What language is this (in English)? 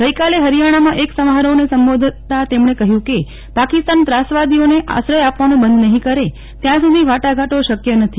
Gujarati